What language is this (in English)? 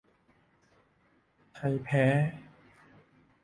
Thai